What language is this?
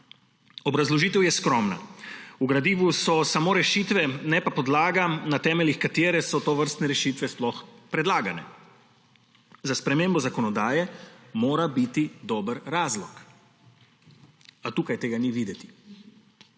Slovenian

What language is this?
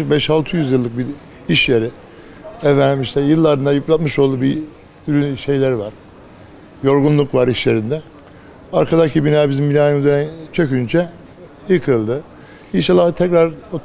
Turkish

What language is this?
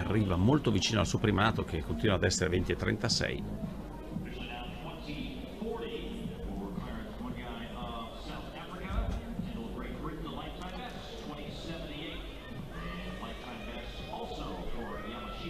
Italian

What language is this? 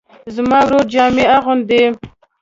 Pashto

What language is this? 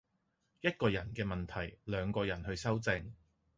Cantonese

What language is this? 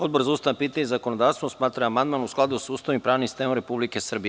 Serbian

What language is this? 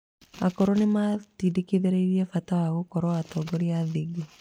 Kikuyu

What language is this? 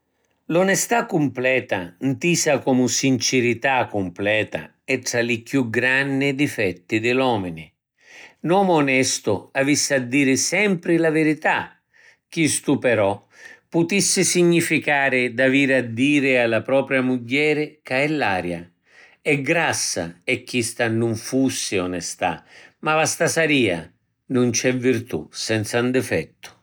Sicilian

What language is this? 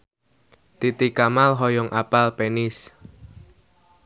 Sundanese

